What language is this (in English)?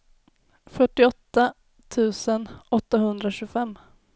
Swedish